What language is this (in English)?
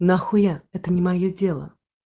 Russian